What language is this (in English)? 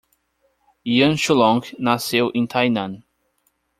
Portuguese